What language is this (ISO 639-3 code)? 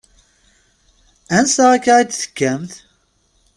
kab